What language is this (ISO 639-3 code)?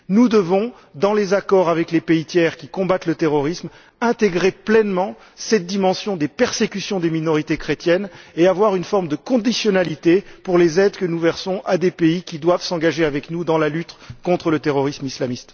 fra